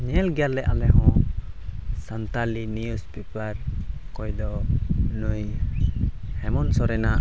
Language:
Santali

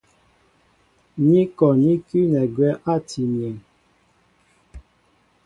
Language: Mbo (Cameroon)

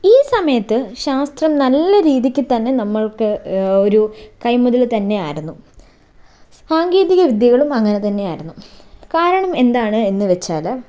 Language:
Malayalam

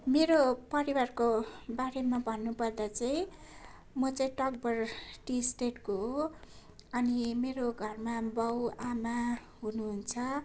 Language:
Nepali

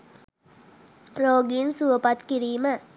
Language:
Sinhala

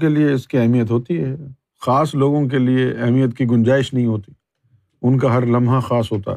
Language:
Urdu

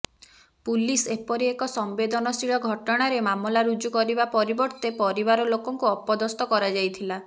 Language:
Odia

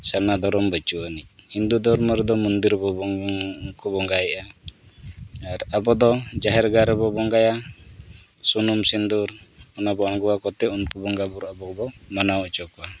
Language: Santali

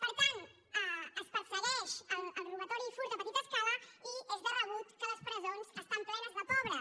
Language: Catalan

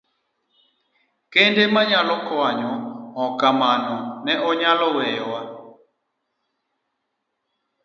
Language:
Luo (Kenya and Tanzania)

